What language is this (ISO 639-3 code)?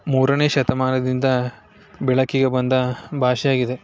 kan